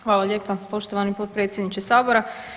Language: Croatian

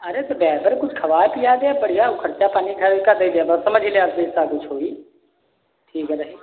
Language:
Hindi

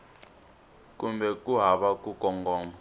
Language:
Tsonga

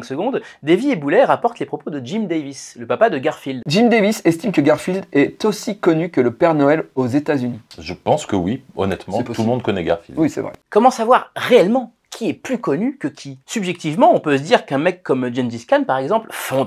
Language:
French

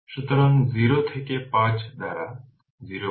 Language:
Bangla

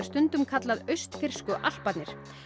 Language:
Icelandic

